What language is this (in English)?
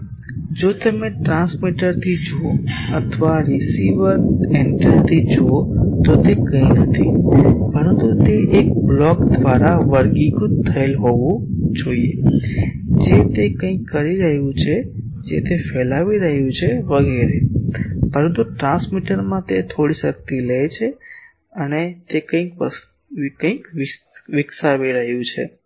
Gujarati